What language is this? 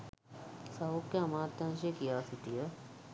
Sinhala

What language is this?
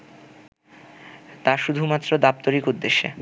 Bangla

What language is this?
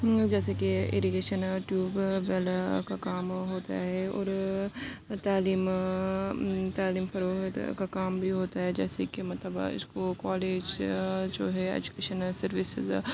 Urdu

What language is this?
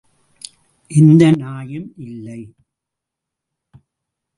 Tamil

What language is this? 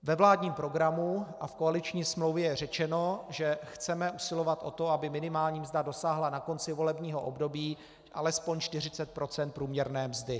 Czech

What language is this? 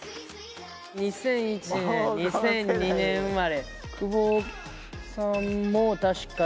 Japanese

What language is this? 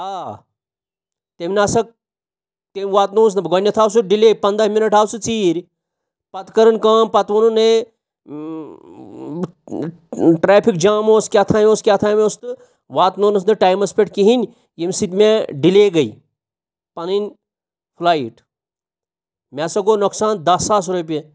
Kashmiri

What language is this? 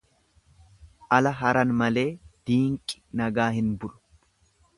Oromo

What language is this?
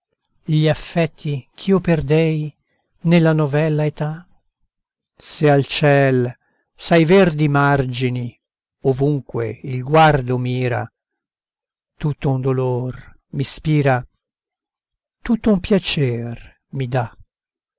Italian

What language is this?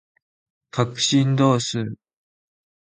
Japanese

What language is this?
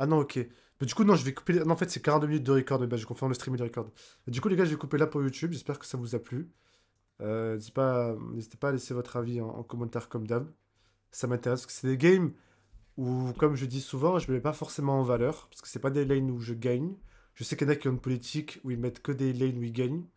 French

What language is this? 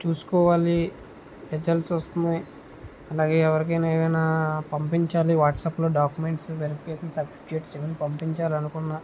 Telugu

